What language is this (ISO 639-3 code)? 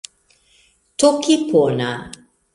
epo